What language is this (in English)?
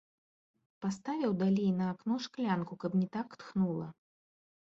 Belarusian